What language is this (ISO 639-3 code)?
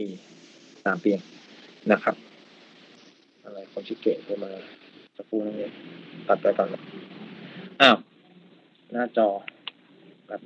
tha